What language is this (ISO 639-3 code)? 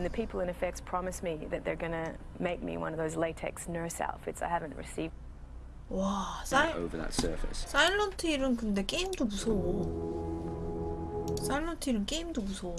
kor